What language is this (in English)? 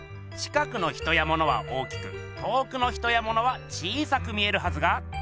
Japanese